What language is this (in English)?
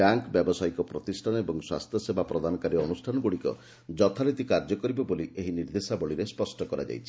Odia